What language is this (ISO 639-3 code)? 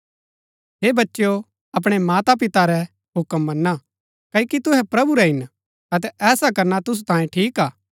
gbk